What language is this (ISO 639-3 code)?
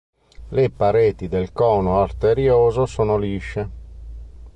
ita